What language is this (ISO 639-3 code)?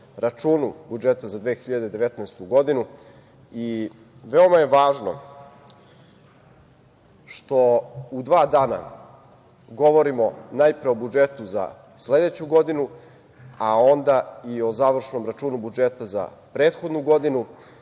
srp